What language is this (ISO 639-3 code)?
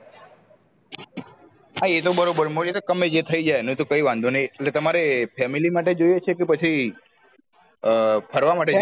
guj